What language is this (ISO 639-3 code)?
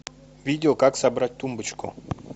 rus